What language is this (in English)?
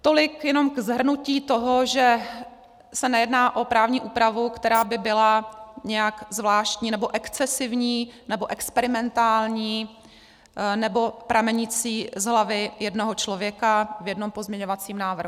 Czech